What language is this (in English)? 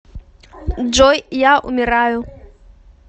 Russian